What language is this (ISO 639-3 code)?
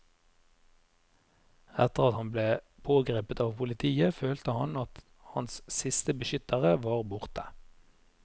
nor